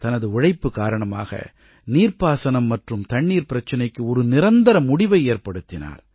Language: Tamil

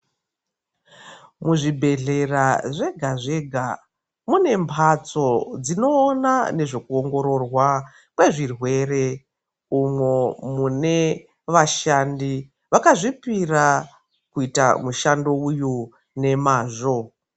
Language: Ndau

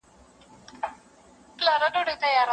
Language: Pashto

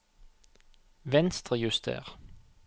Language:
Norwegian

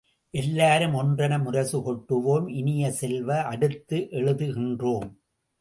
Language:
Tamil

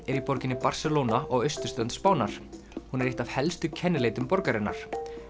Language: Icelandic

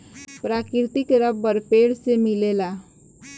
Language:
Bhojpuri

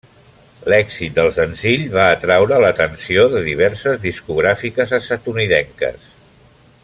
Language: Catalan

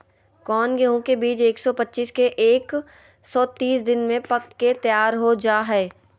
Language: Magahi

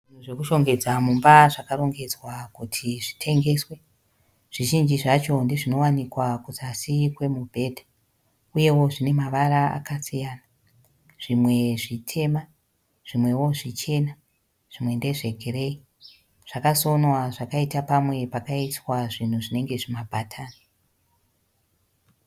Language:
Shona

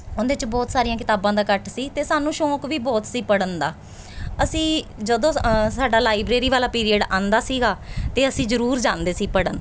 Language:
Punjabi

